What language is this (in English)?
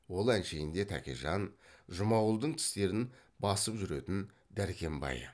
Kazakh